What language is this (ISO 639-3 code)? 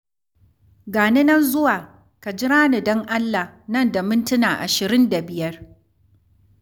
hau